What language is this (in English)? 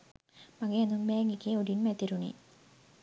Sinhala